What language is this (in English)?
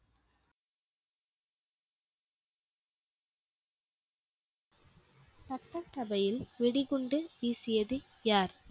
Tamil